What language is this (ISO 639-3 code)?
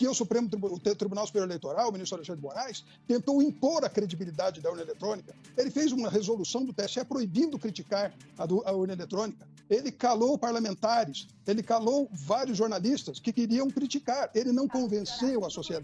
por